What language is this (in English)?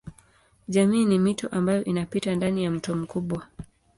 Swahili